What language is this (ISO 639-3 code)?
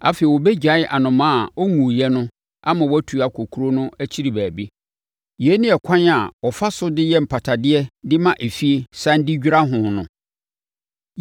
aka